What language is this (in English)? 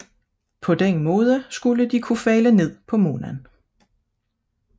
Danish